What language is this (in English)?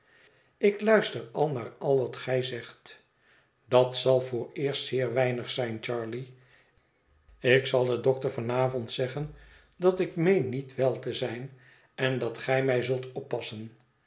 Dutch